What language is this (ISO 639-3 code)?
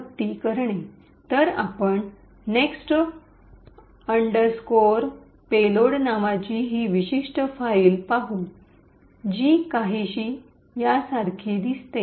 mar